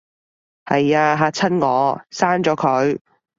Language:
Cantonese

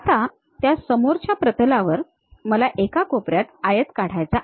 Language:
Marathi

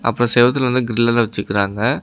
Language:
Tamil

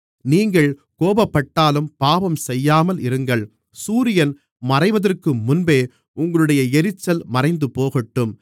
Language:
Tamil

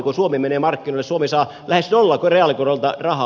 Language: Finnish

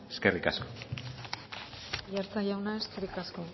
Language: Basque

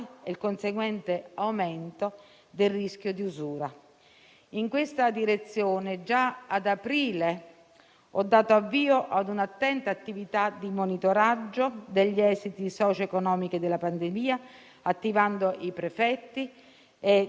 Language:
Italian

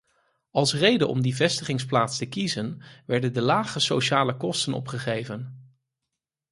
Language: Dutch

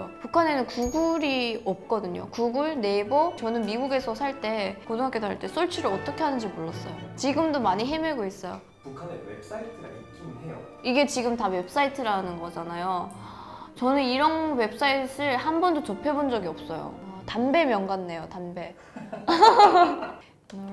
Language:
Korean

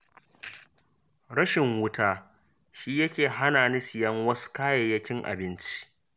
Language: Hausa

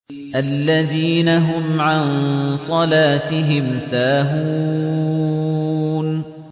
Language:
Arabic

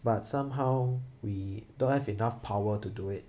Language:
English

